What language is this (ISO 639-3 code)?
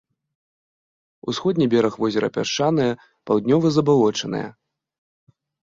bel